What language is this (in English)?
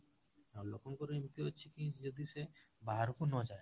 Odia